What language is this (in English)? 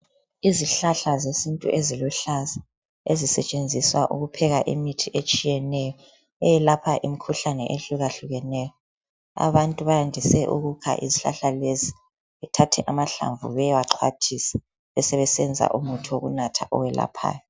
North Ndebele